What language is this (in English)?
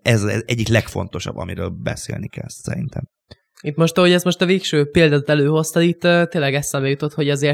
Hungarian